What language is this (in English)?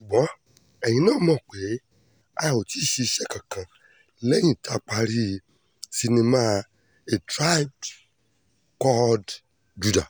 Yoruba